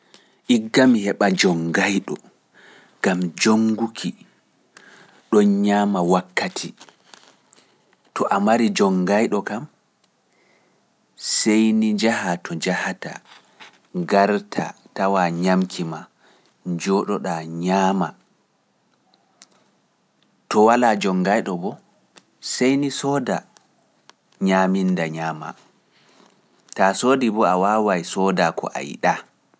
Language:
Pular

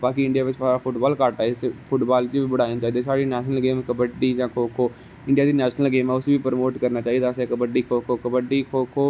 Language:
Dogri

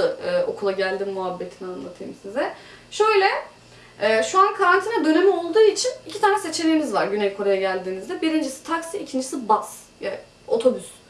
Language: Turkish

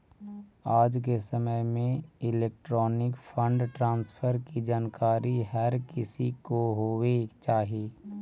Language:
Magahi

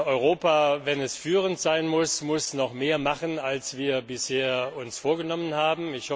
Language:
German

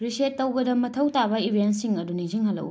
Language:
Manipuri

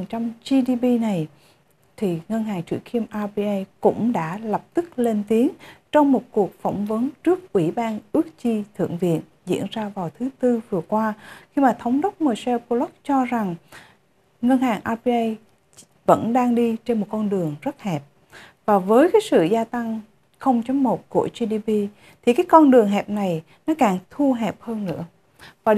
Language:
Vietnamese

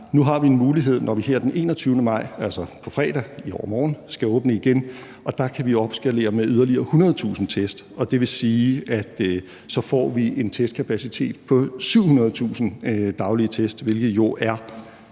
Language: Danish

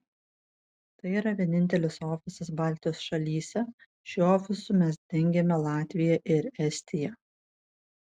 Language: Lithuanian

